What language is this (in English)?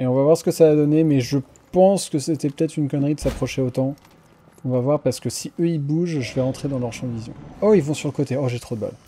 French